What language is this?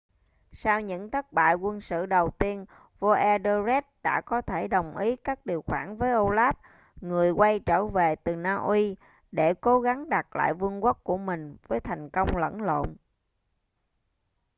Vietnamese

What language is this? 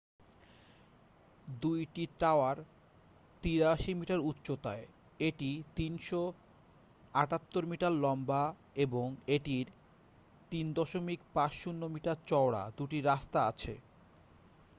Bangla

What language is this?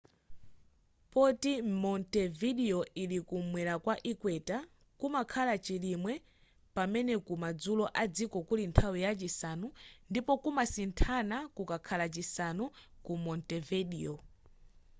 Nyanja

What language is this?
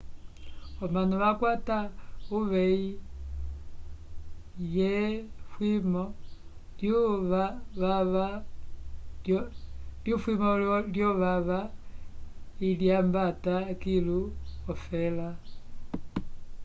Umbundu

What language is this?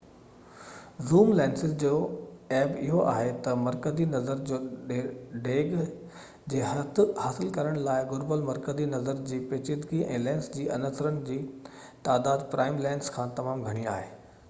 Sindhi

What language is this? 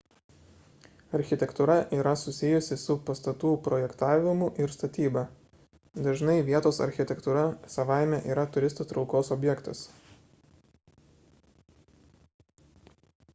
Lithuanian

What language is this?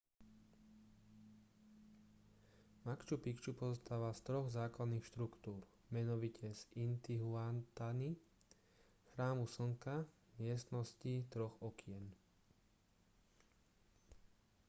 Slovak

